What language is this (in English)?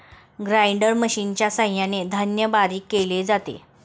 Marathi